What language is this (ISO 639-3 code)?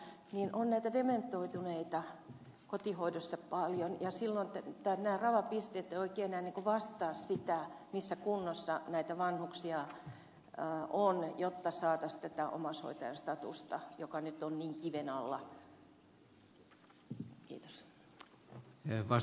fin